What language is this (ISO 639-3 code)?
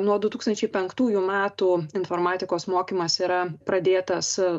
lit